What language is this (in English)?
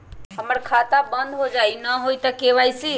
Magahi